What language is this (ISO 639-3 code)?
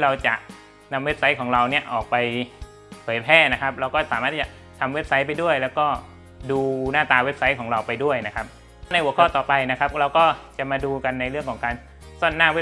tha